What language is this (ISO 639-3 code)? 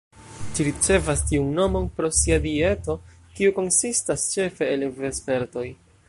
epo